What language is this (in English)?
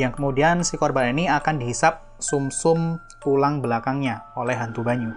Indonesian